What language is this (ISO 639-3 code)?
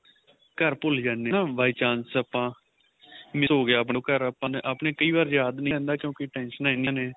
pan